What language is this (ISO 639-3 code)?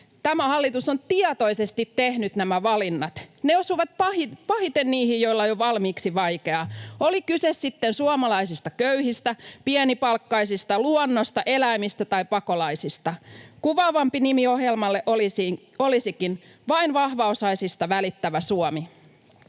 fin